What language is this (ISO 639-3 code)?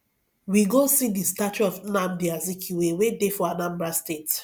pcm